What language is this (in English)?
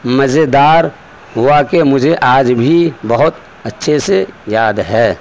Urdu